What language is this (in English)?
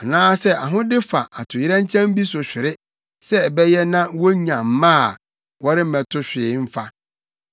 Akan